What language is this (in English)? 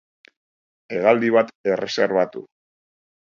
Basque